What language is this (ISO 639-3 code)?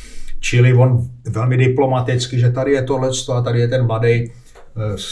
ces